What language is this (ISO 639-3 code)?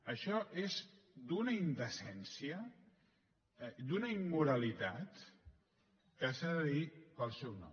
cat